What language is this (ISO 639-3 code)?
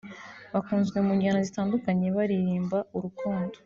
kin